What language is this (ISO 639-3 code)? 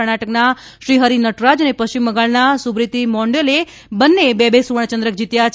guj